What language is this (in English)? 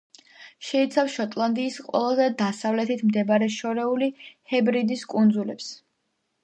Georgian